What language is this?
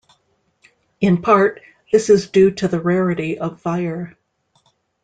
English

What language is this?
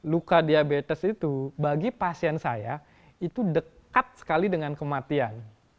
Indonesian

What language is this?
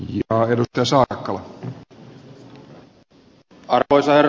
Finnish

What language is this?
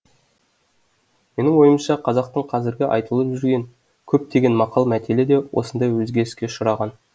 Kazakh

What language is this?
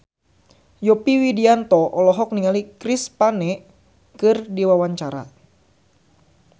Sundanese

